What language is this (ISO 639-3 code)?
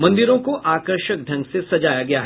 hin